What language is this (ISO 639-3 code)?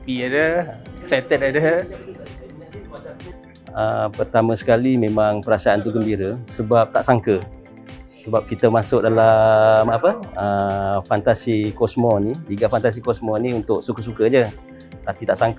msa